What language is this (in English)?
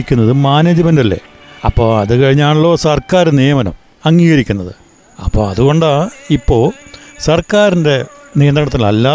Malayalam